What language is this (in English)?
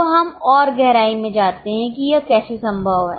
Hindi